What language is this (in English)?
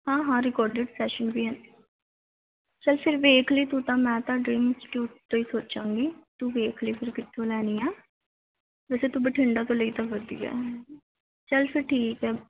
Punjabi